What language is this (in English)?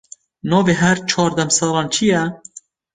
Kurdish